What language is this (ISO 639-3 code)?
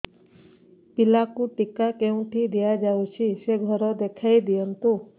ori